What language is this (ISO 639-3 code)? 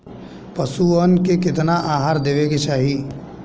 bho